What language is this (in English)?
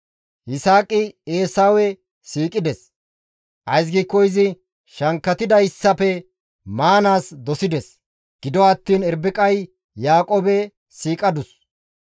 Gamo